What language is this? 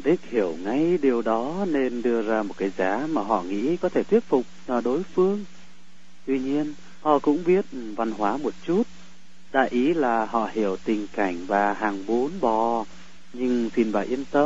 Vietnamese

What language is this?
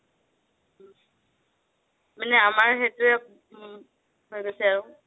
Assamese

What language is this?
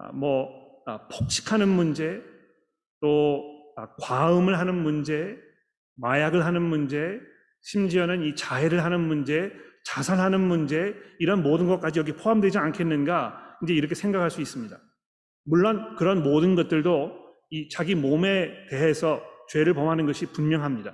Korean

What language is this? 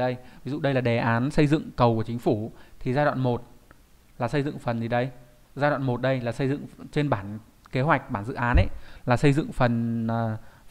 Vietnamese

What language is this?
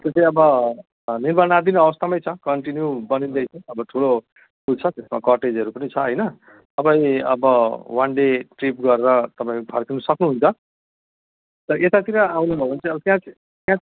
Nepali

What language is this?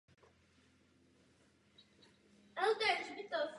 Czech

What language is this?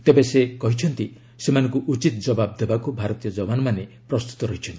Odia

